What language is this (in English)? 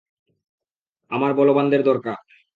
Bangla